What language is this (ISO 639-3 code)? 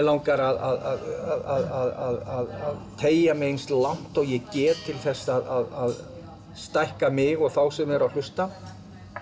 isl